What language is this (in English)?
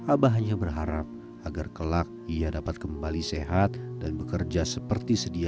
Indonesian